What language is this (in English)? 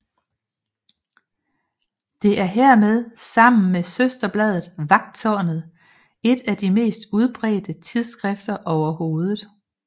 Danish